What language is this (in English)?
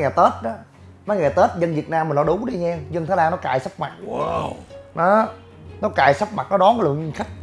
Vietnamese